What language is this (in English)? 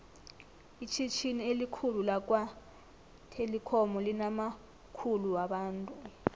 South Ndebele